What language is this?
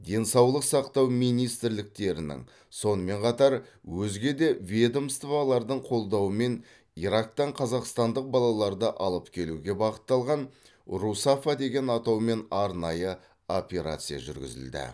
Kazakh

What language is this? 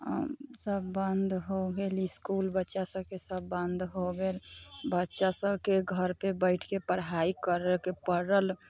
Maithili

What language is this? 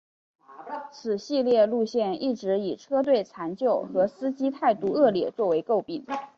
Chinese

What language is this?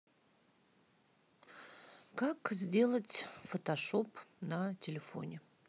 Russian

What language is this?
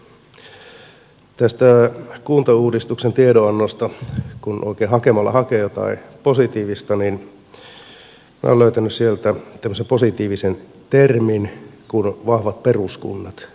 Finnish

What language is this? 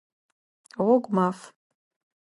Adyghe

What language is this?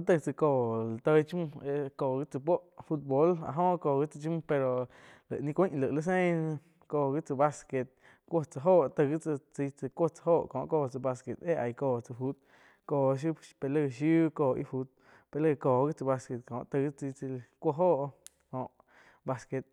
Quiotepec Chinantec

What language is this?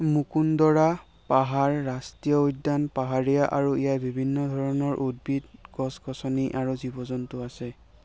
Assamese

